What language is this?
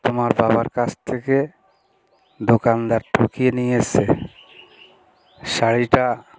Bangla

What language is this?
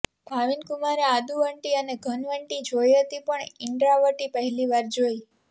Gujarati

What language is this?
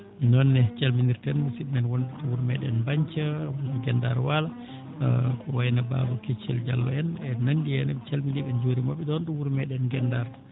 Fula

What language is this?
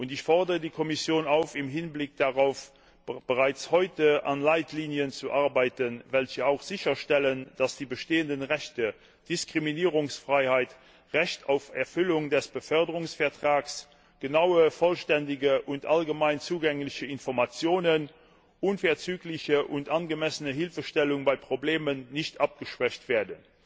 German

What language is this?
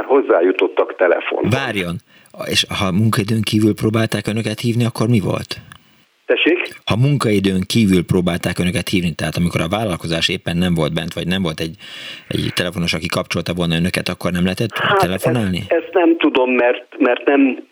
Hungarian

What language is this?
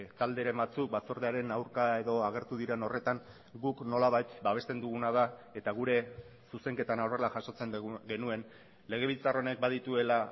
Basque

